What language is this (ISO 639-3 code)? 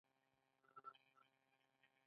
pus